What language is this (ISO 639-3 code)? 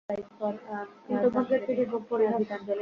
ben